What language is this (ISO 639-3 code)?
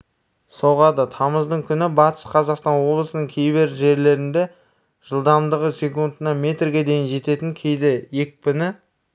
kaz